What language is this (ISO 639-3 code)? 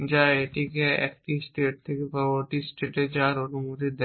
ben